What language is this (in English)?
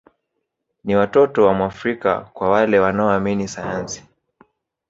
Swahili